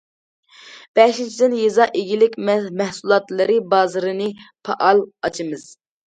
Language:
Uyghur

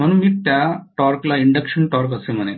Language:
Marathi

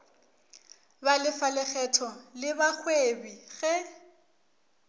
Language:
Northern Sotho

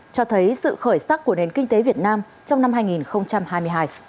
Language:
Vietnamese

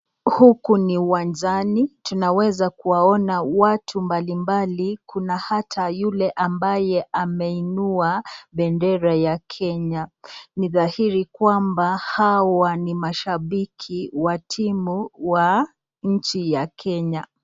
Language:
Swahili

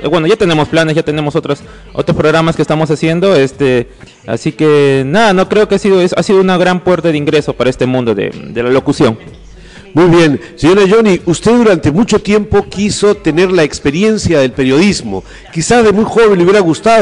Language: Spanish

